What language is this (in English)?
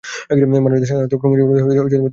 Bangla